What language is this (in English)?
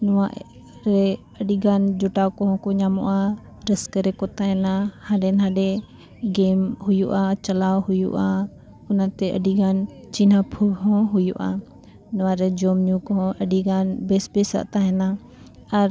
Santali